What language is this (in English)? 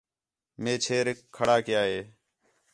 Khetrani